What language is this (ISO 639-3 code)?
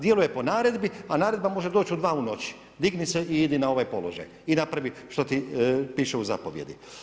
hrv